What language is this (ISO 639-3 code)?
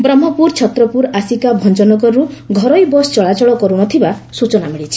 ori